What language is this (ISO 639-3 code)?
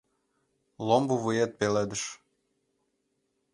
chm